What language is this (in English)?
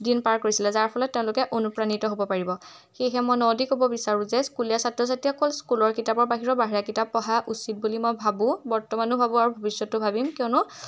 Assamese